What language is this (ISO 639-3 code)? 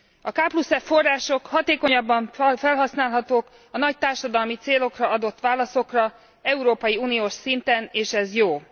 hun